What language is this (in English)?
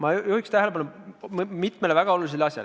Estonian